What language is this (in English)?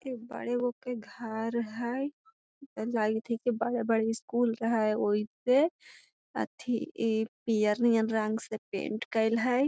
Magahi